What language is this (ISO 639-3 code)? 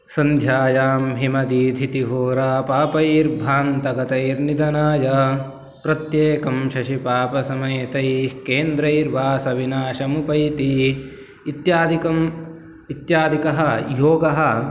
san